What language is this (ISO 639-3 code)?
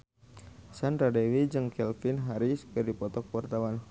sun